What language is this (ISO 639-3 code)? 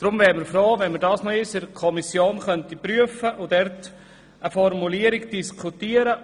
gsw